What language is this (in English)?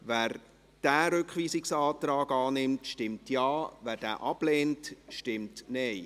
Swiss German